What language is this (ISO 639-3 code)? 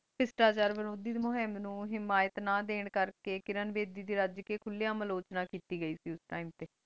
pan